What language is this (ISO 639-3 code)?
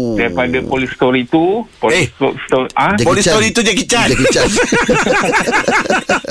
msa